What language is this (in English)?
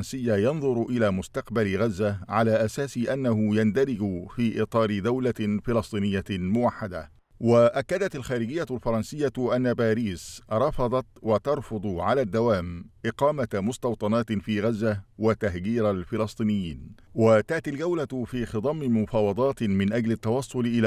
Arabic